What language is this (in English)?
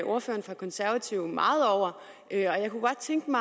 Danish